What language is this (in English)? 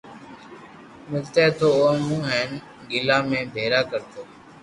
Loarki